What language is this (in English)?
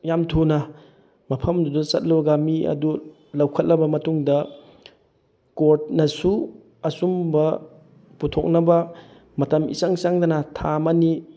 Manipuri